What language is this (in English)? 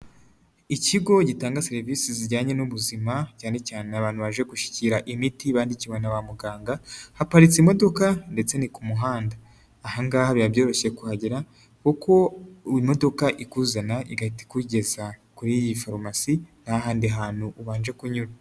Kinyarwanda